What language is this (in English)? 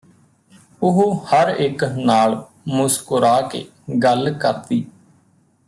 Punjabi